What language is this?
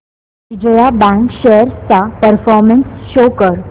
Marathi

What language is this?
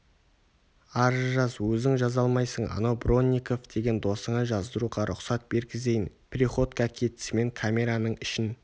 Kazakh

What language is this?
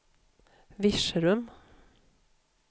Swedish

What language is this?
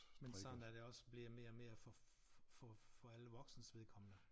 Danish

